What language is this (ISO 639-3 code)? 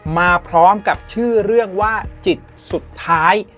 tha